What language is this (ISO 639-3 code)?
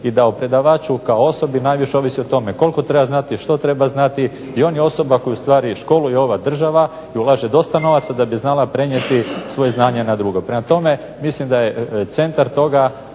hrv